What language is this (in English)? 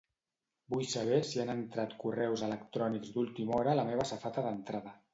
Catalan